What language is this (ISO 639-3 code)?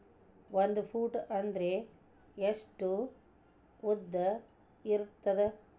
kan